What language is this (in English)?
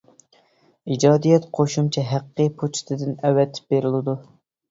Uyghur